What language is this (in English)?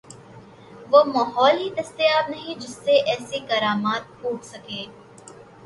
Urdu